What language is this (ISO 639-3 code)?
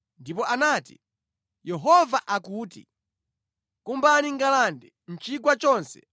nya